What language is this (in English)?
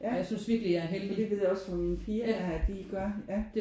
Danish